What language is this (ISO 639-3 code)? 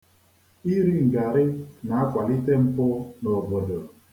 ibo